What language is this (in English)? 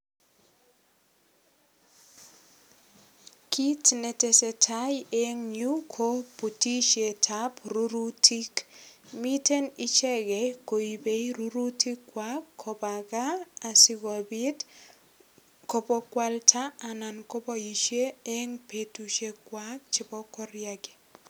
Kalenjin